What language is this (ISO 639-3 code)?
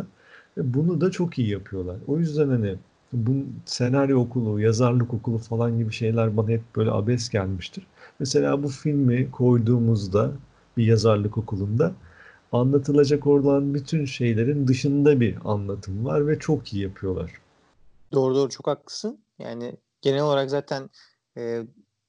tur